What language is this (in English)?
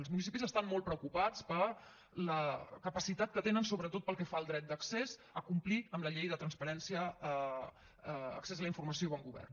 Catalan